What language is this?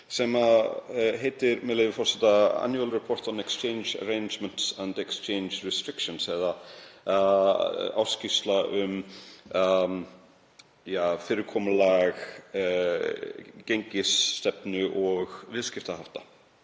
Icelandic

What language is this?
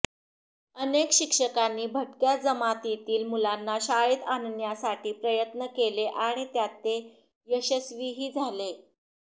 Marathi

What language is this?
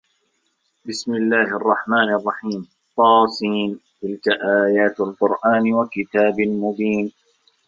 Arabic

